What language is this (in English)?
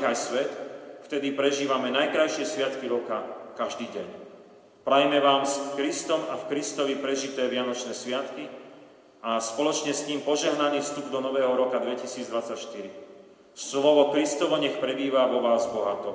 Slovak